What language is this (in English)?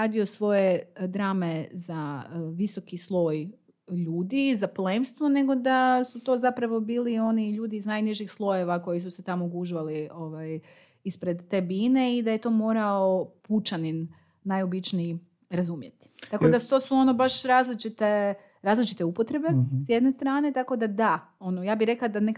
Croatian